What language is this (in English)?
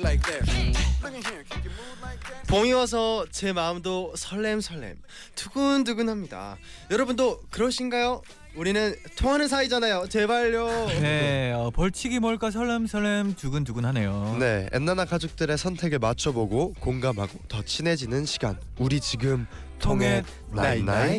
Korean